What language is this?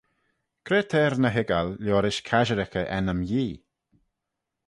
Manx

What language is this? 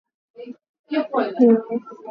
Swahili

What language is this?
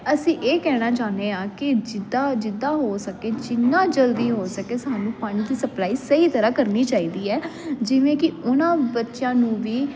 Punjabi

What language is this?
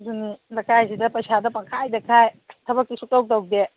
Manipuri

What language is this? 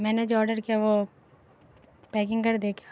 Urdu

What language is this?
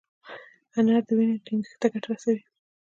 Pashto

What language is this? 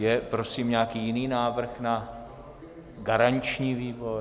Czech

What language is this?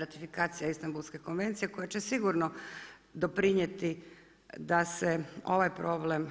Croatian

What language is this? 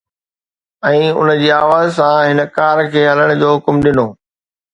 Sindhi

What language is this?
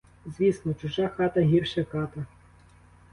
Ukrainian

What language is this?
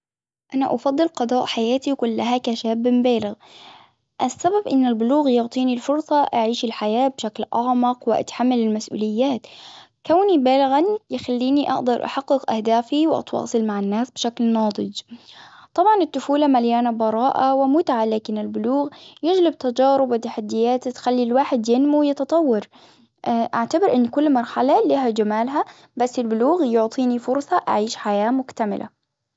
Hijazi Arabic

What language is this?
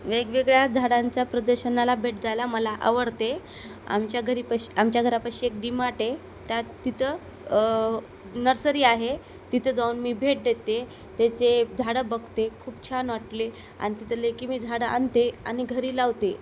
Marathi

